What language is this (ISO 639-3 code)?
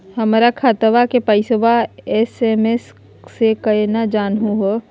mag